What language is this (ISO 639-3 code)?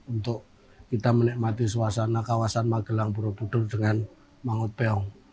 ind